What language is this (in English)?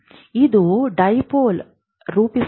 Kannada